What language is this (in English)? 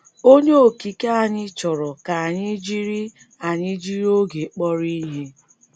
Igbo